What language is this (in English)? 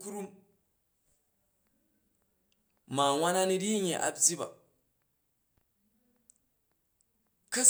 Jju